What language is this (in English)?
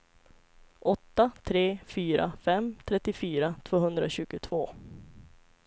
Swedish